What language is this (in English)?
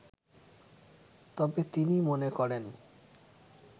Bangla